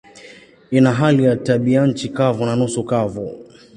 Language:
Swahili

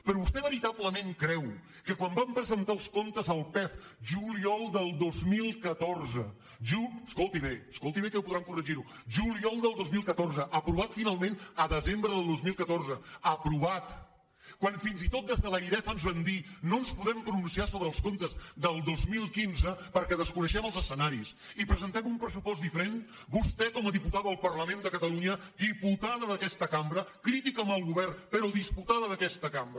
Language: Catalan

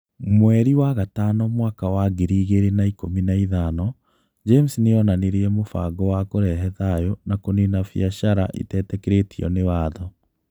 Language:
Kikuyu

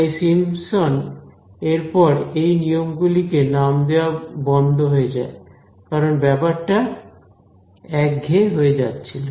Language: Bangla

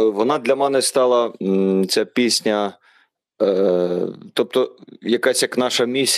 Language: Ukrainian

